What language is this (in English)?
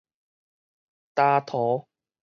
Min Nan Chinese